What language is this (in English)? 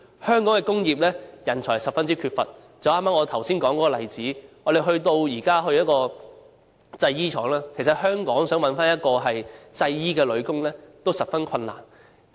Cantonese